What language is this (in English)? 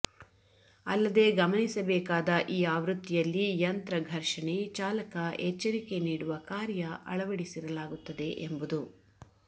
Kannada